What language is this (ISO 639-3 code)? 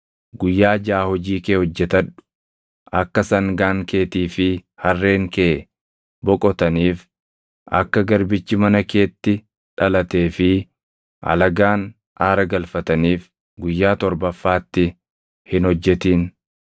orm